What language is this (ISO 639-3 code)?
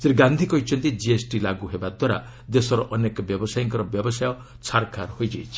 ori